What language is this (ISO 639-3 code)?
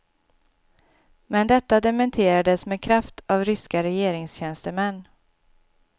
swe